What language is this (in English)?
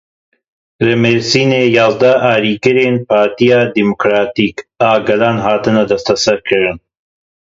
Kurdish